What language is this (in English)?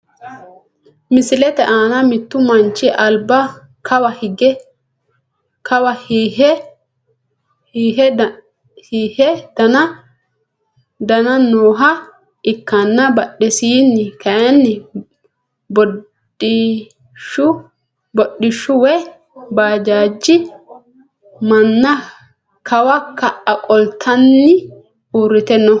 Sidamo